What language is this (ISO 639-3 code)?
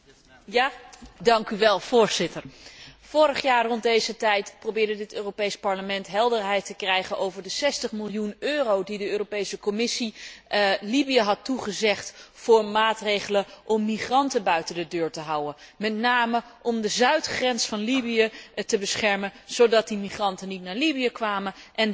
nld